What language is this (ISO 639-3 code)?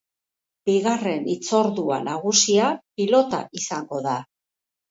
eus